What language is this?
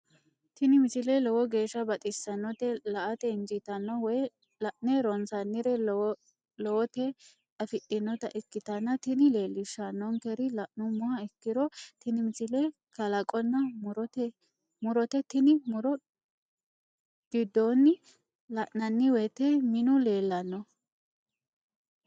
Sidamo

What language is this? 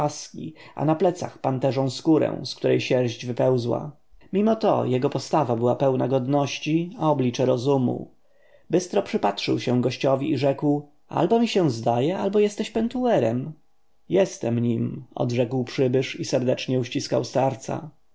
Polish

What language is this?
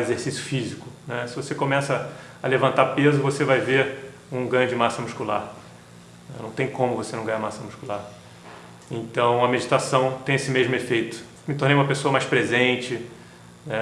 Portuguese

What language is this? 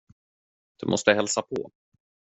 Swedish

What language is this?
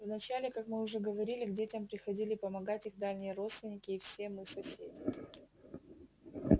Russian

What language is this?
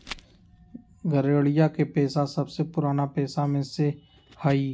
Magahi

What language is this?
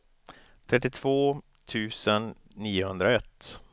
Swedish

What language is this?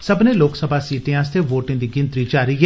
Dogri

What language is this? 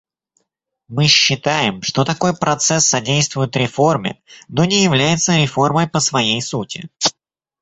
Russian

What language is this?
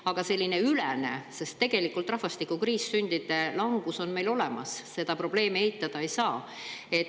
Estonian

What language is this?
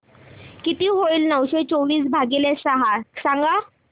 Marathi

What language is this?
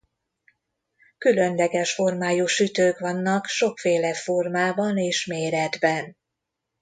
Hungarian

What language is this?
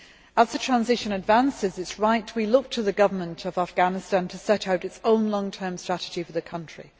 English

